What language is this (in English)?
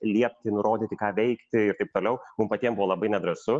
Lithuanian